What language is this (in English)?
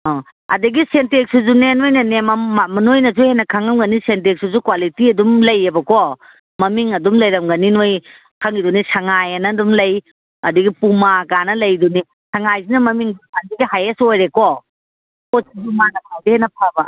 Manipuri